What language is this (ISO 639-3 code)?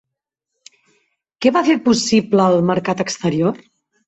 cat